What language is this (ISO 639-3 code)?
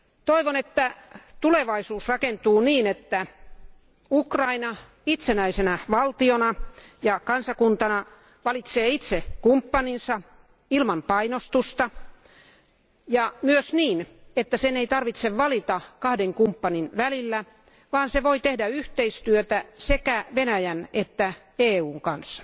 fin